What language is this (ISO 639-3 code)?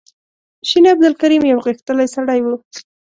pus